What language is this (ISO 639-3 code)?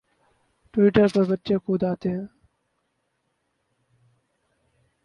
urd